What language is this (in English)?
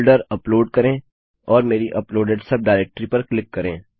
Hindi